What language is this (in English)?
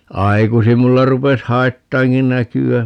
Finnish